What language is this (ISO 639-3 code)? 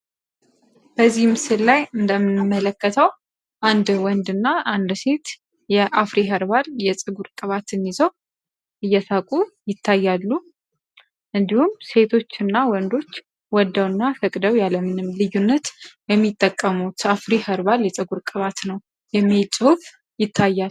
amh